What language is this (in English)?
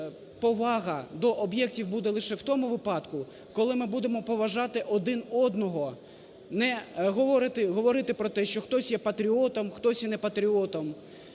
Ukrainian